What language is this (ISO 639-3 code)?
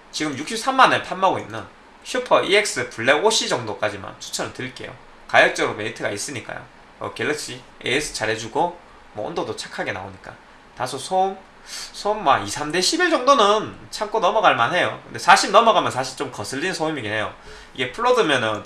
kor